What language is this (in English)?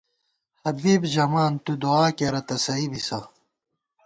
Gawar-Bati